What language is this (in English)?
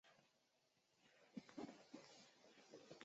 Chinese